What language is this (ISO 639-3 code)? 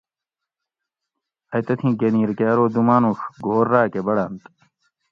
gwc